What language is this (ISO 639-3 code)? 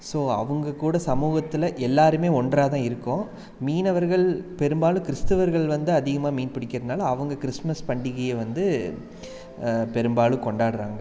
tam